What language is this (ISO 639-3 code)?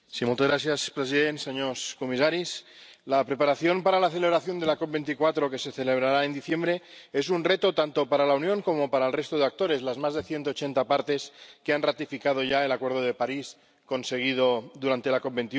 spa